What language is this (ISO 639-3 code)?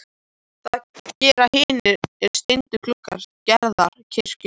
isl